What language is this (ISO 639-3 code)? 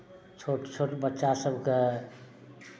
mai